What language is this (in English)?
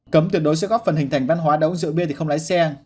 Vietnamese